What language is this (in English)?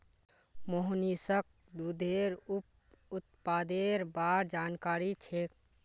Magahi